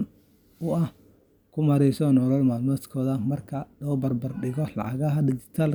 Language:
Somali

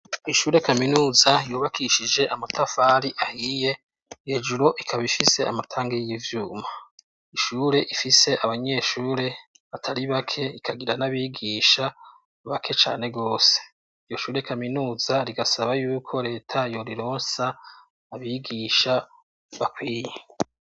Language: Rundi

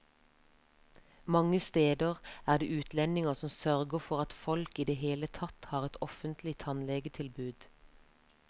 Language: Norwegian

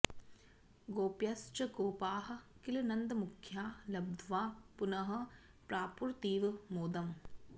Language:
Sanskrit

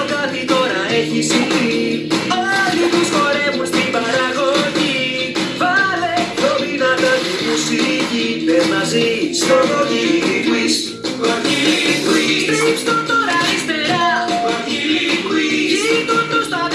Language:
Greek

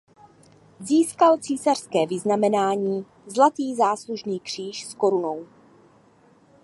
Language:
Czech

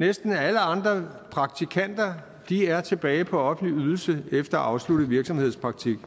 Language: Danish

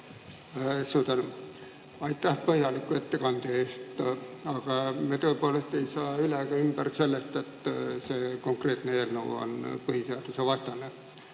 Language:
Estonian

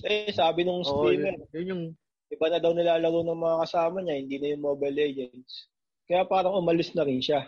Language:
Filipino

